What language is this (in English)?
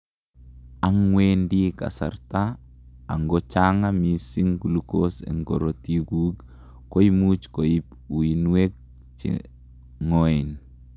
Kalenjin